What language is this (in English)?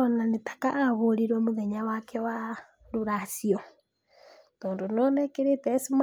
Kikuyu